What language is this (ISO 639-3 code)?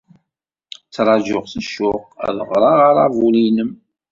kab